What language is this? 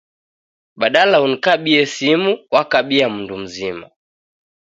Taita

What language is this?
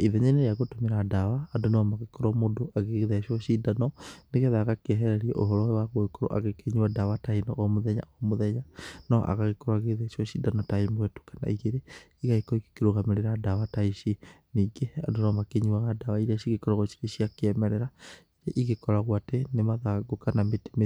Kikuyu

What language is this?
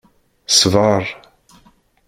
Kabyle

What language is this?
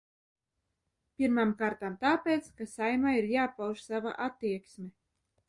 Latvian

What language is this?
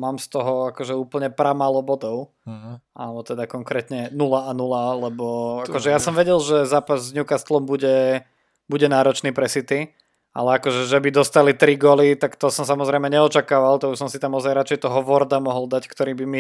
Slovak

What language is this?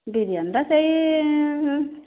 Odia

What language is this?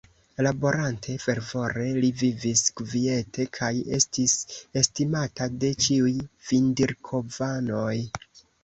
Esperanto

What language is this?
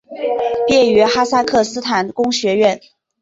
Chinese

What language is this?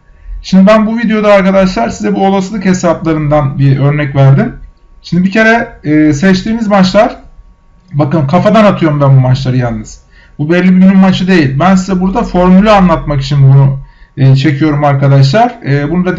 Turkish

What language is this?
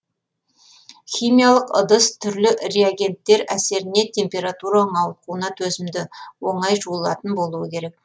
Kazakh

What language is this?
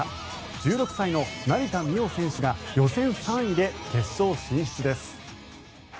Japanese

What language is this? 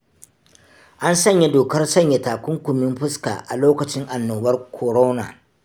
Hausa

